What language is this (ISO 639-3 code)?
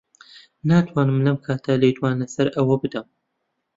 ckb